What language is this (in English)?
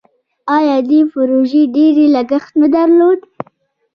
Pashto